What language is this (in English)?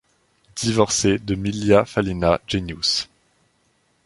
French